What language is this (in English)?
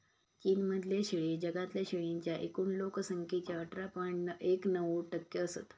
Marathi